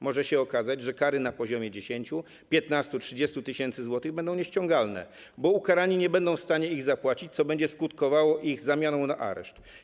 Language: Polish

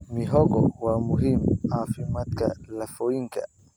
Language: Somali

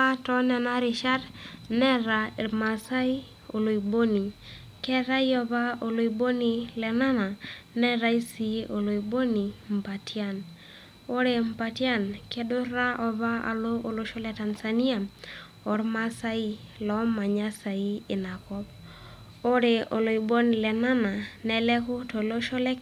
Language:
Masai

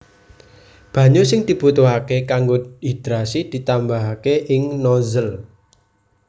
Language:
Javanese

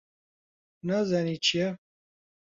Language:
Central Kurdish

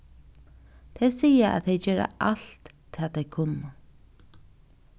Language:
Faroese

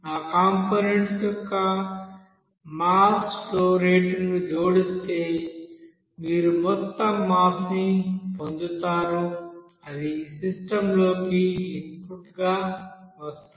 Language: Telugu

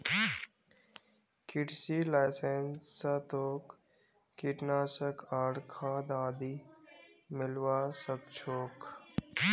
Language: Magahi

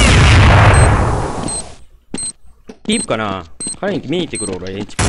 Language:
Japanese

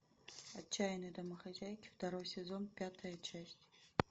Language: Russian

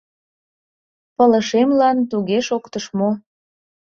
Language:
Mari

